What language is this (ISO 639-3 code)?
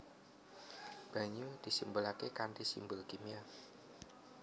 jav